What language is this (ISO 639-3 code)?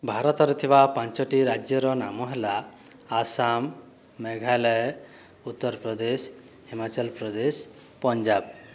ori